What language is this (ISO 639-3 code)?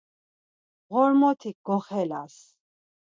lzz